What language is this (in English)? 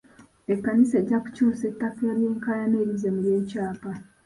Ganda